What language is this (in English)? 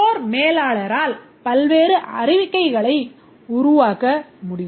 Tamil